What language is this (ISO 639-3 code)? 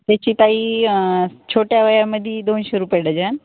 mar